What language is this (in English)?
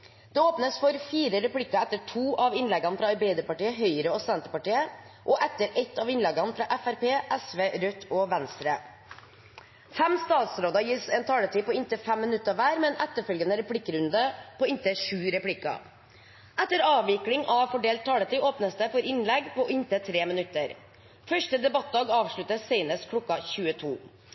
Norwegian Bokmål